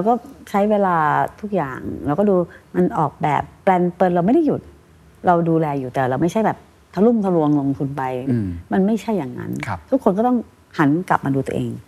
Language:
Thai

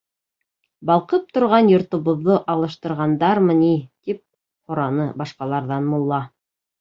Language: Bashkir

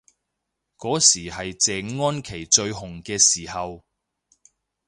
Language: Cantonese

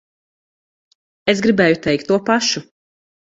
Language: Latvian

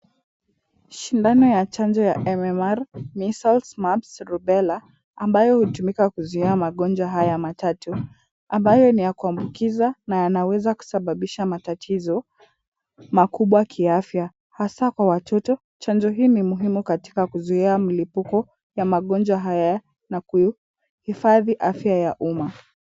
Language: Swahili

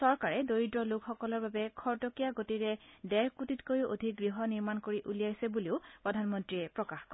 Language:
Assamese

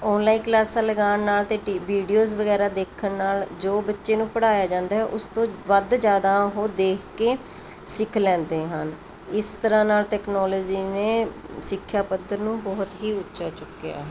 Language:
Punjabi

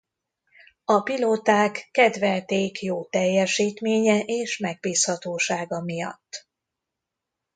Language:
Hungarian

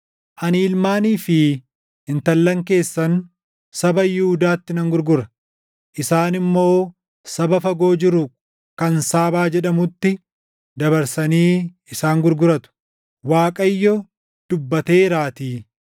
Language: Oromo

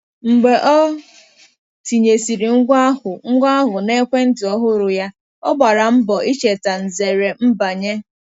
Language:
Igbo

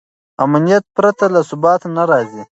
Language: Pashto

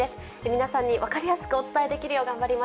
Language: Japanese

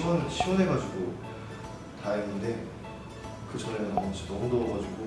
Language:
Korean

